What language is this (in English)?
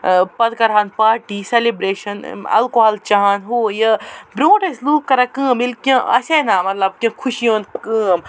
Kashmiri